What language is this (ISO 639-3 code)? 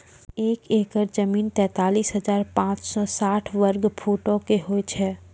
mai